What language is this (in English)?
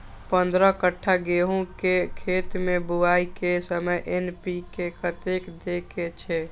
Maithili